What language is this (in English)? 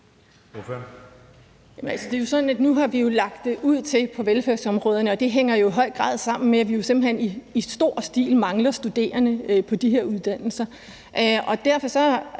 Danish